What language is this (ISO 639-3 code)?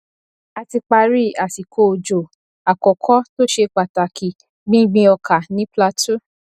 yor